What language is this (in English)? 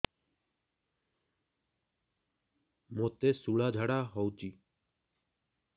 Odia